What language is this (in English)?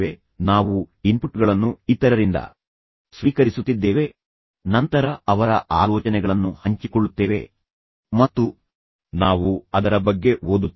Kannada